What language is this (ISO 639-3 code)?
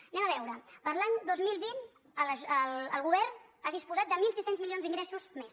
cat